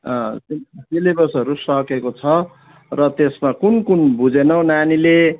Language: Nepali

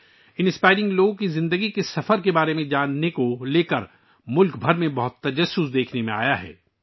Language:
Urdu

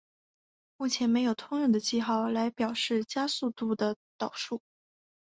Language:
Chinese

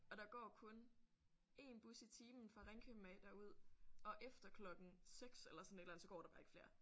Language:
Danish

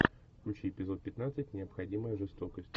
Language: Russian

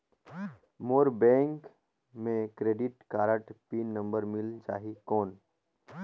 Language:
Chhattisgarhi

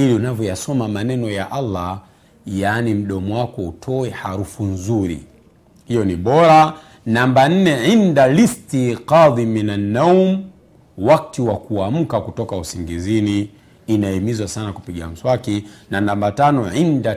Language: Swahili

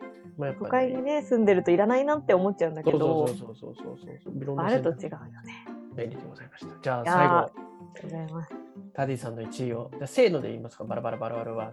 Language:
Japanese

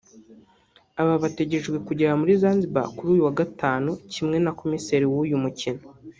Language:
Kinyarwanda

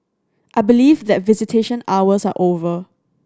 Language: English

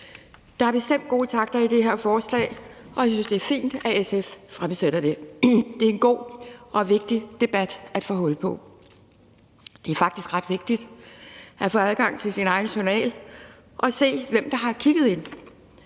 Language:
Danish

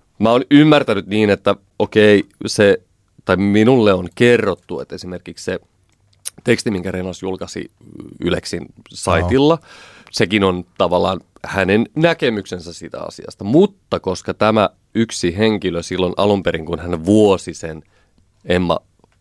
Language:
Finnish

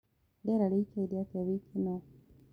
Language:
Kikuyu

